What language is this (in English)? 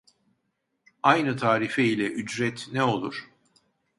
Turkish